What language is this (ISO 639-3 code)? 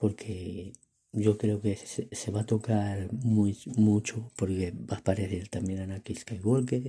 spa